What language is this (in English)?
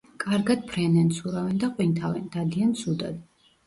Georgian